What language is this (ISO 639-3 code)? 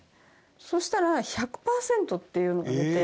jpn